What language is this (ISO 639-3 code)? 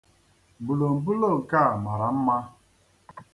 ibo